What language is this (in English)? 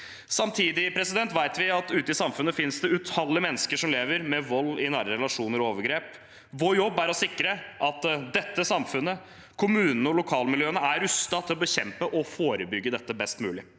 Norwegian